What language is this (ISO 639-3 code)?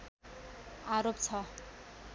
nep